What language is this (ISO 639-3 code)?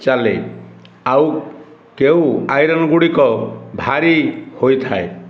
ori